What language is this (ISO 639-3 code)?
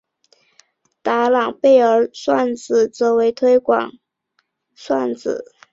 zho